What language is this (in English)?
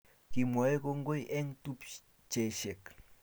Kalenjin